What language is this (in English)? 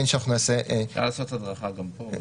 Hebrew